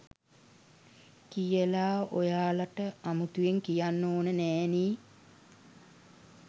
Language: Sinhala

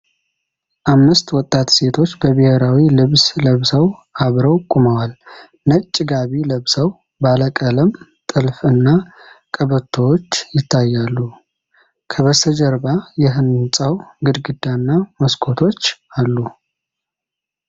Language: Amharic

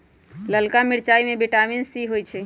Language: Magahi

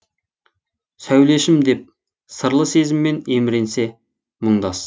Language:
Kazakh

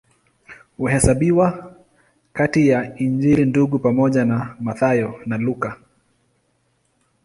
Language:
Swahili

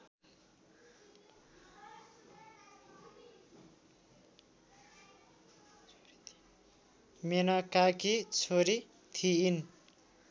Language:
Nepali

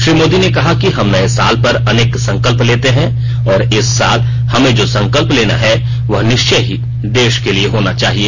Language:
Hindi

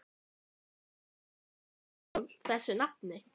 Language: Icelandic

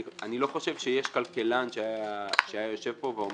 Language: Hebrew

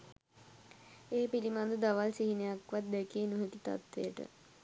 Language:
Sinhala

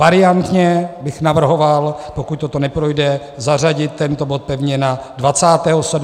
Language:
Czech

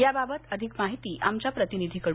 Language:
Marathi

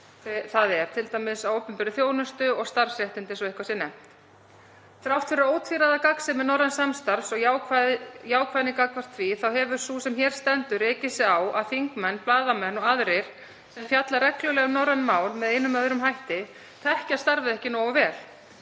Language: Icelandic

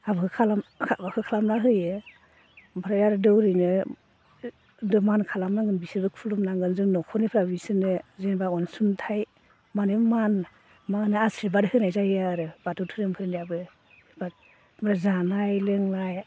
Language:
Bodo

